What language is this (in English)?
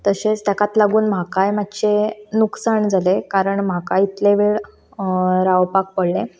Konkani